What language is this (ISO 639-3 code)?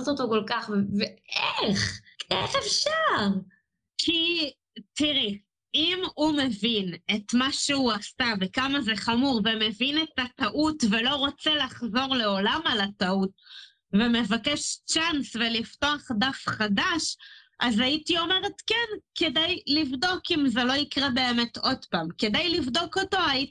heb